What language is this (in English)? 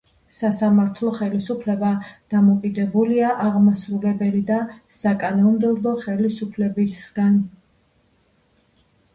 Georgian